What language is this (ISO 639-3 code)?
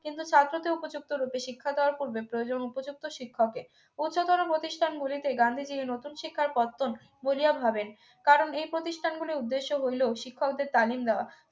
ben